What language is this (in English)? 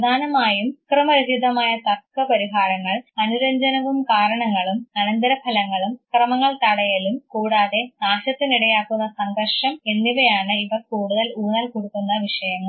Malayalam